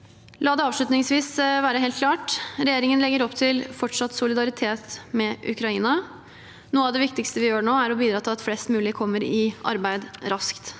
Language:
Norwegian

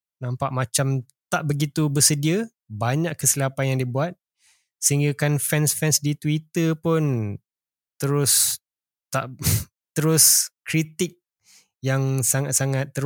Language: Malay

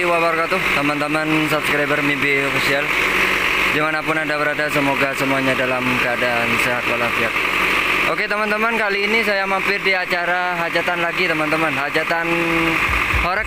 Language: Indonesian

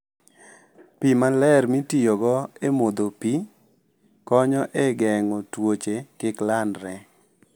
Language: Luo (Kenya and Tanzania)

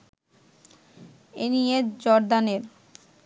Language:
Bangla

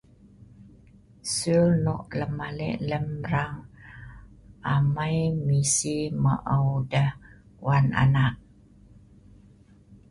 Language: Sa'ban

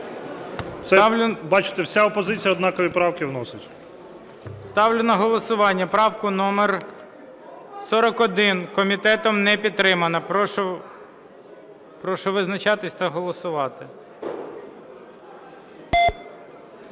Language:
Ukrainian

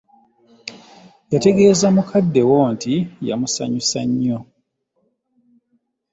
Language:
Ganda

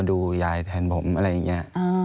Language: Thai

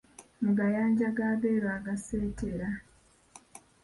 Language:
Ganda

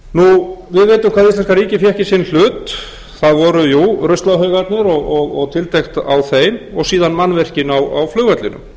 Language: Icelandic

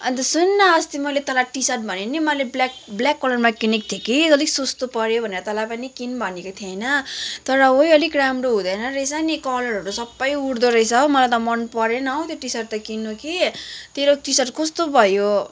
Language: Nepali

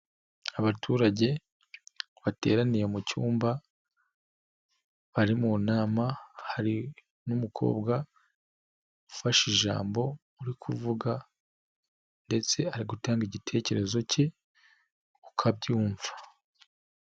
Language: Kinyarwanda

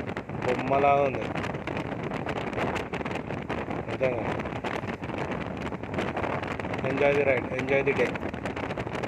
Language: Telugu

